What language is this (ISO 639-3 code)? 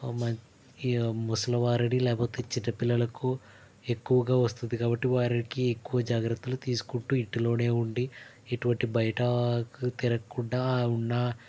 tel